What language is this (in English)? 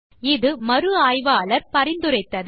Tamil